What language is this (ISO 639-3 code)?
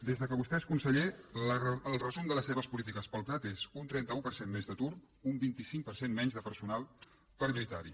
cat